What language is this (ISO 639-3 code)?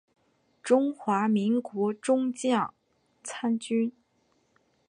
zho